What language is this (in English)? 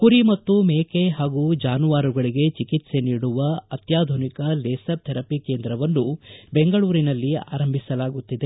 Kannada